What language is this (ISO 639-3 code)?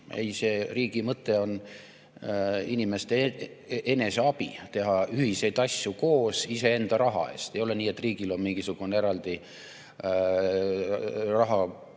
est